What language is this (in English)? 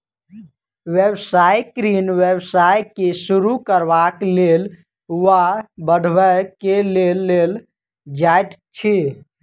Maithili